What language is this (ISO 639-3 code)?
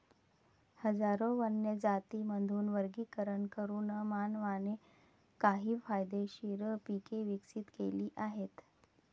mar